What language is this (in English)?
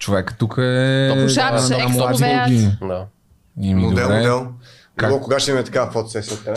Bulgarian